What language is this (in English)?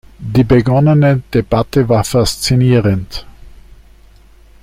German